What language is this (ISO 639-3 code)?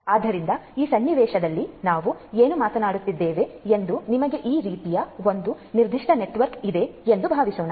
kan